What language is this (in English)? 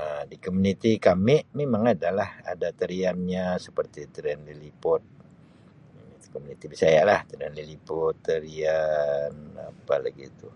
Sabah Malay